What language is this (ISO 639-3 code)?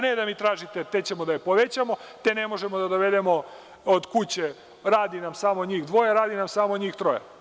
srp